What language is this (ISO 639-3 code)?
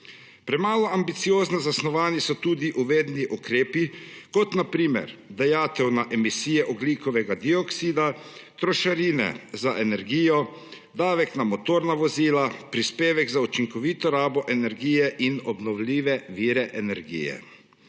slv